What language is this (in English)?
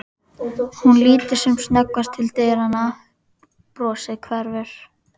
Icelandic